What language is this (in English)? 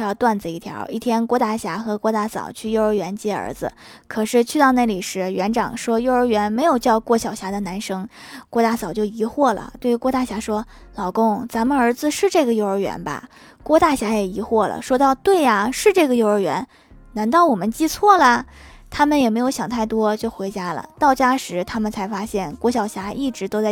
Chinese